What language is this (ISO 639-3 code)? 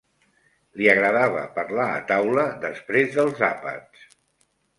cat